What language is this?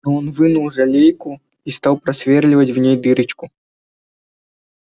Russian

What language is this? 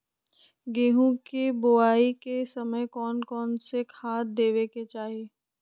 Magahi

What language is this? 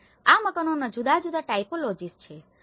Gujarati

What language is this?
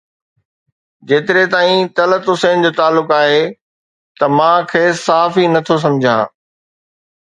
Sindhi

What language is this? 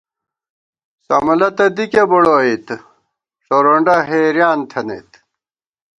Gawar-Bati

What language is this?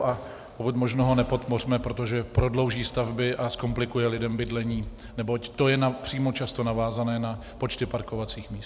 Czech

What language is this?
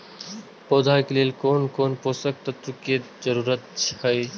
Maithili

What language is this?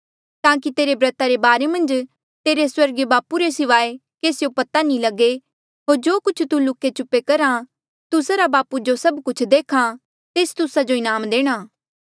Mandeali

